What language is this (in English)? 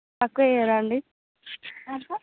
Telugu